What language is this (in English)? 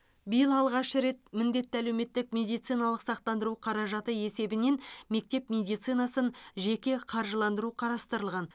Kazakh